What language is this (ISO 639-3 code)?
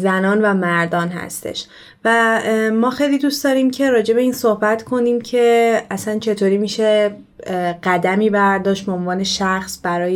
fas